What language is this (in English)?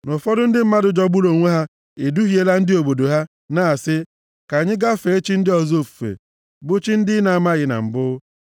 Igbo